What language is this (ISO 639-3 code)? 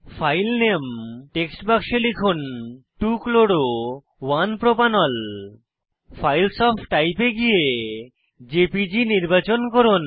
ben